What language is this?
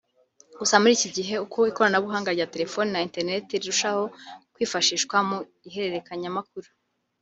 Kinyarwanda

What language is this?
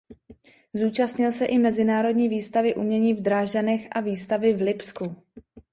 Czech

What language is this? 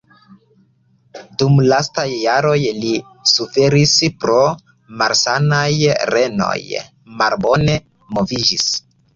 Esperanto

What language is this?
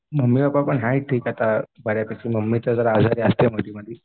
Marathi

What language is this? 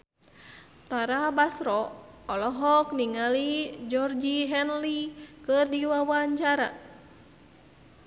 Sundanese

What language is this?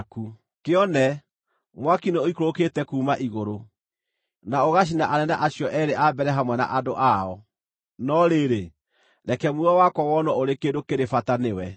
Kikuyu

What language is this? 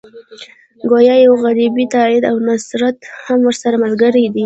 Pashto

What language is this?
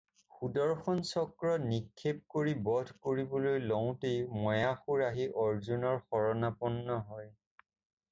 Assamese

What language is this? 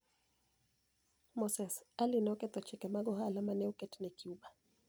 Luo (Kenya and Tanzania)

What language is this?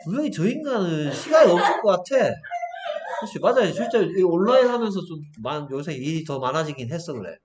Korean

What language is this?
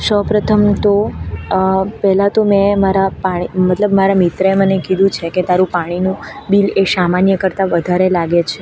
Gujarati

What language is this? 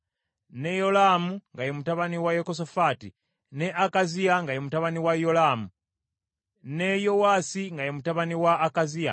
Ganda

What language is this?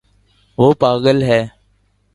Urdu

